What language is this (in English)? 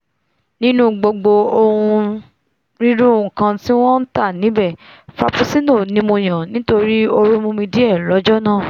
Yoruba